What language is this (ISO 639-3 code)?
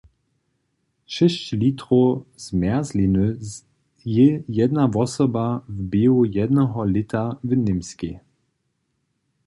hsb